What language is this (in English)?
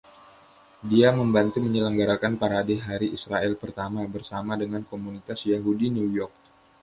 Indonesian